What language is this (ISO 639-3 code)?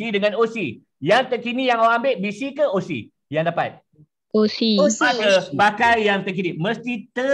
msa